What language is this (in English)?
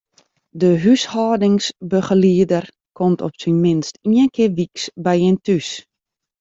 Western Frisian